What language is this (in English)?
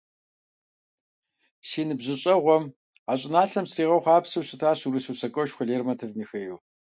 Kabardian